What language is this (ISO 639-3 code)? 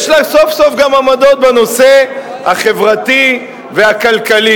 heb